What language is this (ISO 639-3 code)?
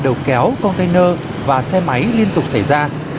vie